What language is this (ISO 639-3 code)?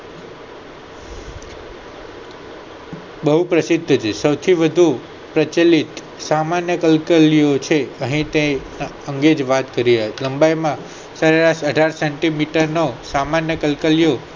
guj